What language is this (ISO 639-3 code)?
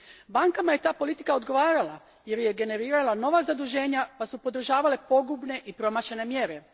hrv